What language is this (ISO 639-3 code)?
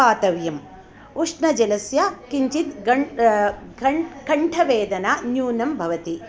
san